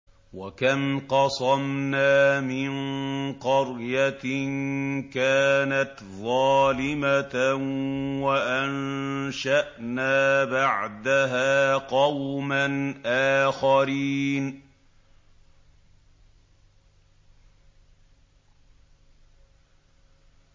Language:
Arabic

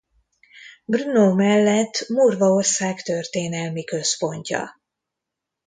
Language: Hungarian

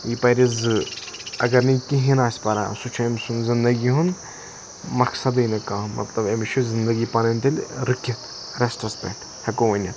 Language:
Kashmiri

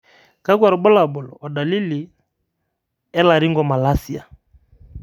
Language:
Masai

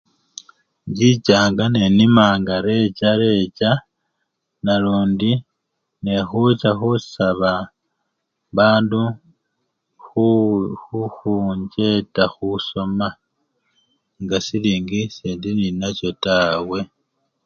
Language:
Luyia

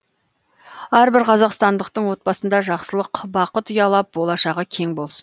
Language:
Kazakh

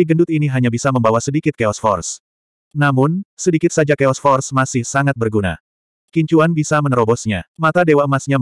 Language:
Indonesian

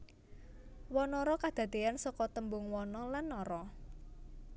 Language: Javanese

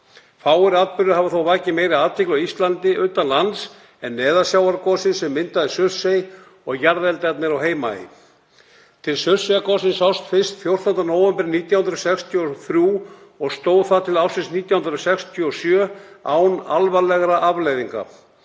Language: Icelandic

